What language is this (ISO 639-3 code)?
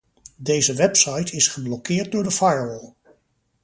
nld